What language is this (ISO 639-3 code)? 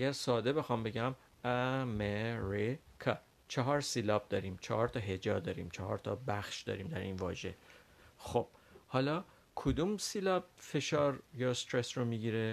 fas